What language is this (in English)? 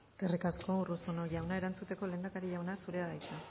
Basque